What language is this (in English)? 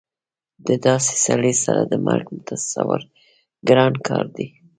Pashto